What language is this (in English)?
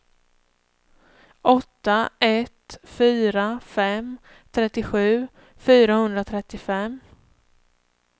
Swedish